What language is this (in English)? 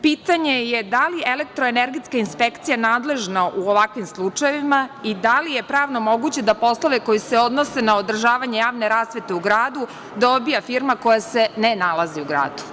Serbian